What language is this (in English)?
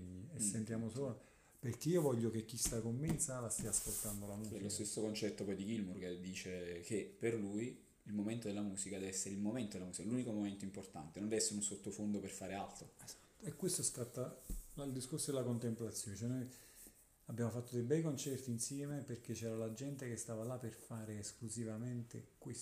Italian